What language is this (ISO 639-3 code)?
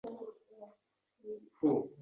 uzb